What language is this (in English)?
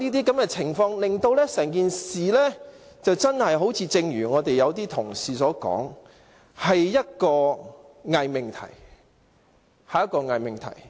Cantonese